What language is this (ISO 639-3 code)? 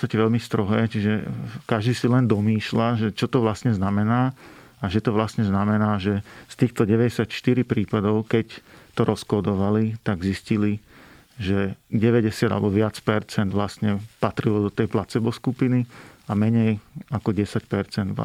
slk